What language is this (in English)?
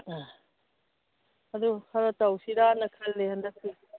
Manipuri